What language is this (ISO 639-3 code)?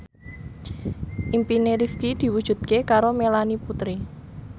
jav